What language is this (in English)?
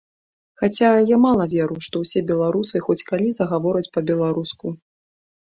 Belarusian